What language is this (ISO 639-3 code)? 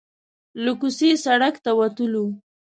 pus